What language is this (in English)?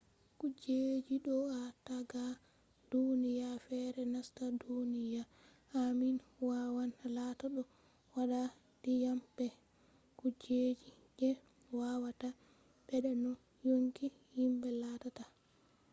Fula